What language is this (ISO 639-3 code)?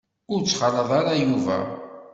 kab